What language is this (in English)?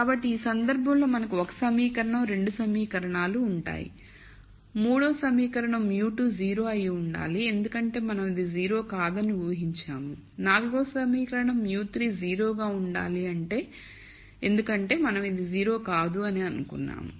Telugu